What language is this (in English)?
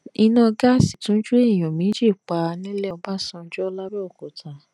Yoruba